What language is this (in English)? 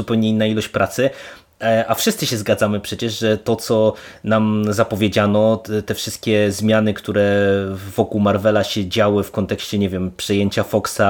Polish